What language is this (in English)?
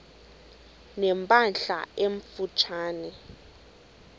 Xhosa